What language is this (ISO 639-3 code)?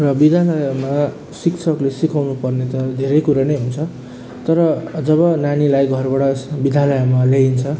nep